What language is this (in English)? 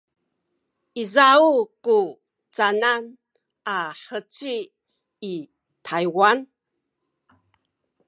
Sakizaya